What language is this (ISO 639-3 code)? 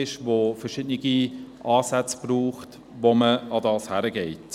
gsw